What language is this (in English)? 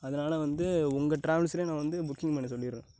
Tamil